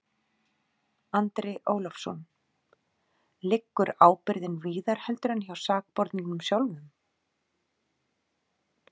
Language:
Icelandic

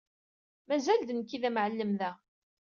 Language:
Kabyle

